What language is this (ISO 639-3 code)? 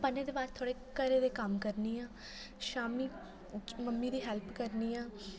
doi